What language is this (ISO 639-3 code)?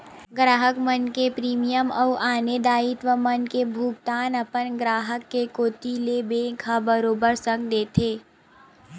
hne